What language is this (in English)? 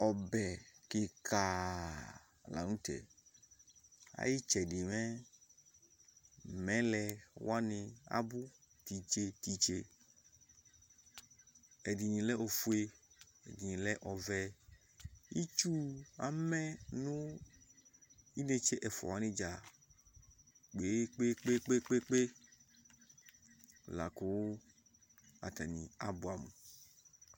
Ikposo